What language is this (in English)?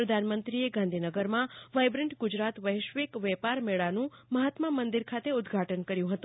Gujarati